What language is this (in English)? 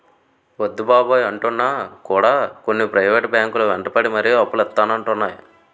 Telugu